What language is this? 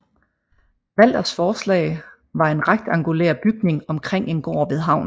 Danish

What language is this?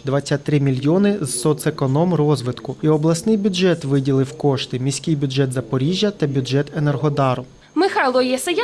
Ukrainian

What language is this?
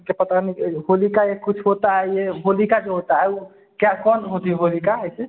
Hindi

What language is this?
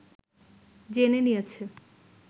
Bangla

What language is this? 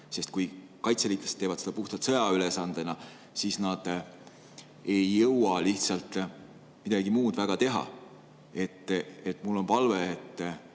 Estonian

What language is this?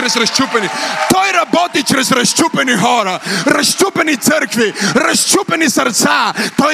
Bulgarian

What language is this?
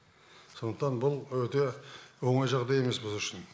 Kazakh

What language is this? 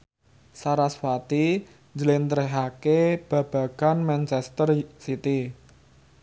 Javanese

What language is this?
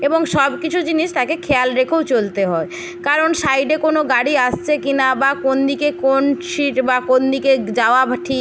Bangla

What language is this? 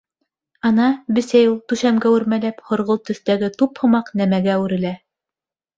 Bashkir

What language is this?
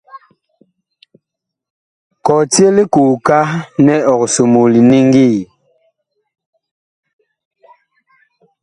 Bakoko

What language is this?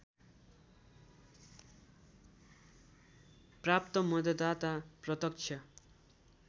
Nepali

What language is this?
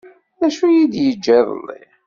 Kabyle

